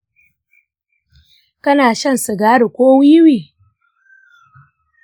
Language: Hausa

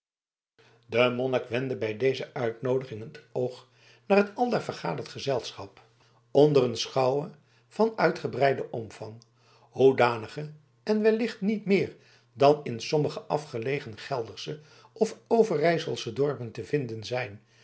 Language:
Dutch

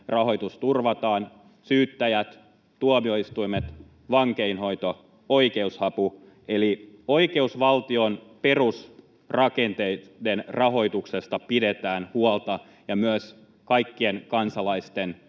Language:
Finnish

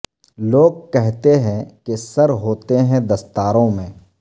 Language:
Urdu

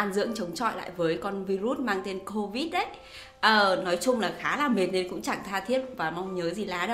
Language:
Vietnamese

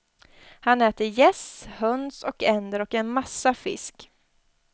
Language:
Swedish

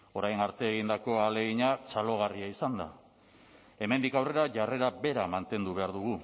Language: Basque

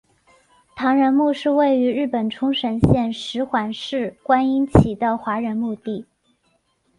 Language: Chinese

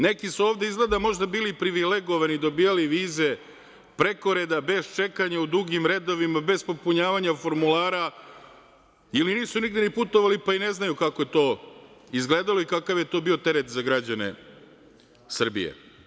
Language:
Serbian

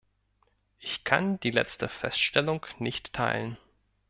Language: German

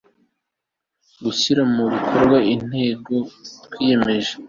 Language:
Kinyarwanda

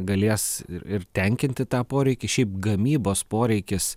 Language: Lithuanian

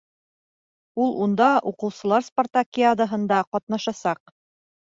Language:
Bashkir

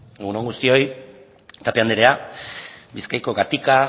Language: Basque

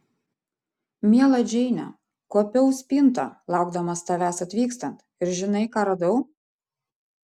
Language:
Lithuanian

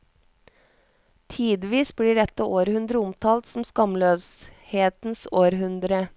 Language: Norwegian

